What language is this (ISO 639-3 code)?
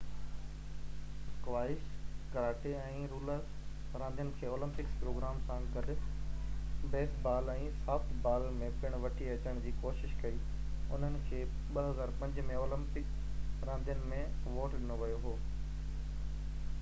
snd